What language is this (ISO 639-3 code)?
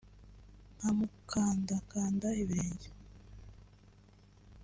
kin